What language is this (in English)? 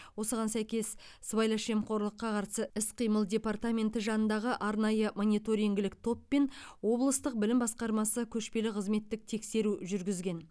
Kazakh